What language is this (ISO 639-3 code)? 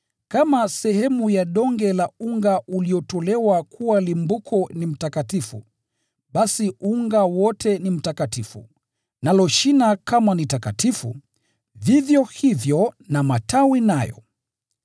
swa